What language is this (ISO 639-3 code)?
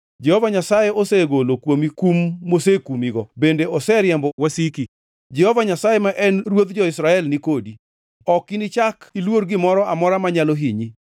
luo